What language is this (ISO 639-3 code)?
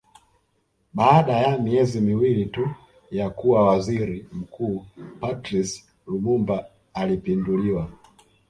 swa